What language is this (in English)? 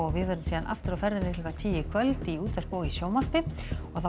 Icelandic